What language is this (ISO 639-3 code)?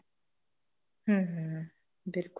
pan